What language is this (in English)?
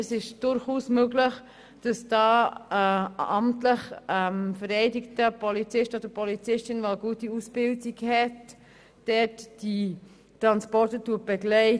Swiss German